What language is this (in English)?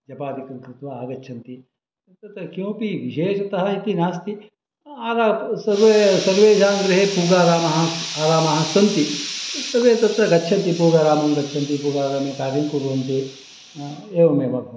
Sanskrit